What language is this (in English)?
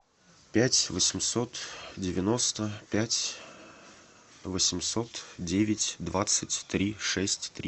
Russian